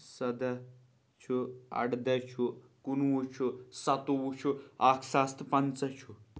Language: Kashmiri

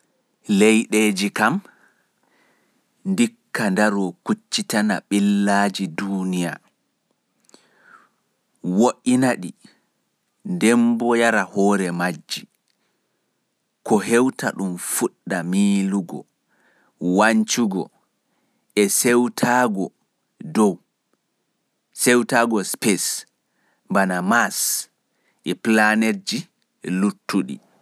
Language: Pular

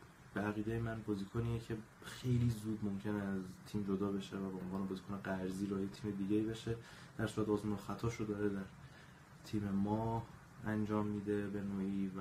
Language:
Persian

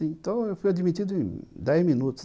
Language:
Portuguese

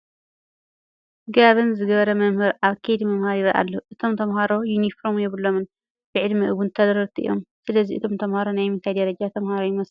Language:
Tigrinya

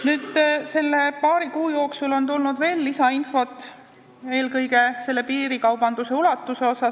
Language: Estonian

